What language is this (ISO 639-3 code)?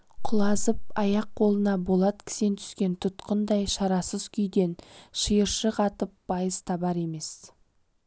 kaz